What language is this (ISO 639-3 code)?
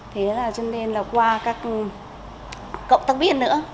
vie